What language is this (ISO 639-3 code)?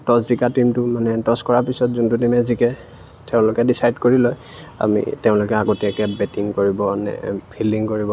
asm